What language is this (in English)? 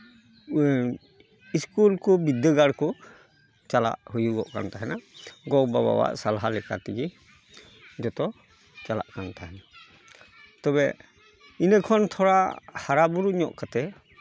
Santali